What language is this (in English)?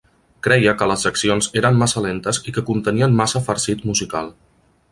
Catalan